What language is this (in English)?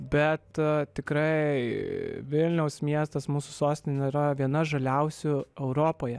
Lithuanian